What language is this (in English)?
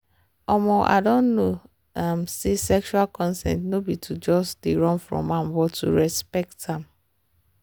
Nigerian Pidgin